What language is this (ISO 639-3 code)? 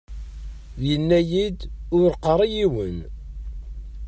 kab